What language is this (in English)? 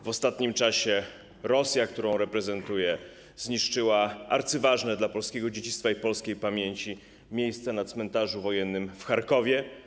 Polish